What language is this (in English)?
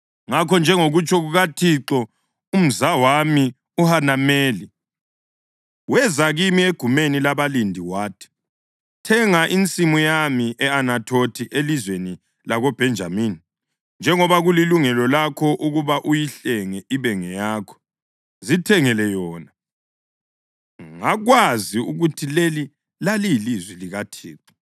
North Ndebele